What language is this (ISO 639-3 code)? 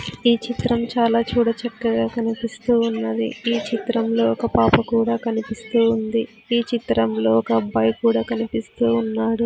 tel